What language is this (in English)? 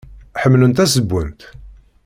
Kabyle